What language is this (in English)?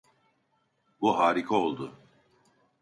Turkish